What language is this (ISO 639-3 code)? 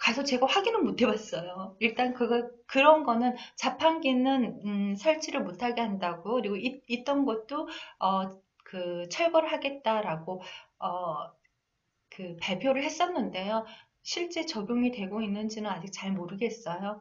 kor